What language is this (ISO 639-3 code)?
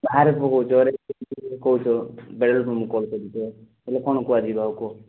ori